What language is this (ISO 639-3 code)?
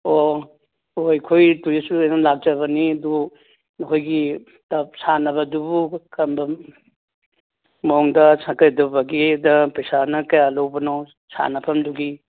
mni